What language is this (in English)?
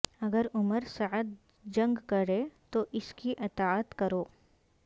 Urdu